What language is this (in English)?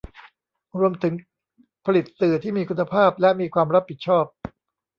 Thai